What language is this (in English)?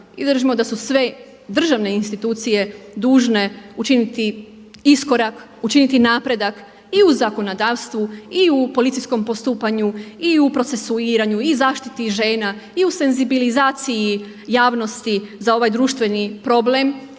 Croatian